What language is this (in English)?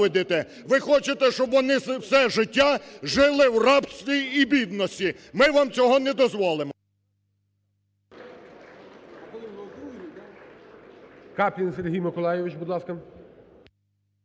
Ukrainian